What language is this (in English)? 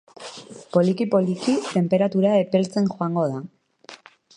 Basque